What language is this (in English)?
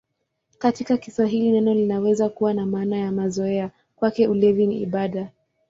Swahili